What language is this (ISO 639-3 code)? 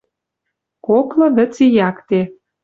mrj